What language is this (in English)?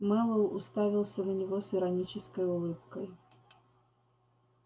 Russian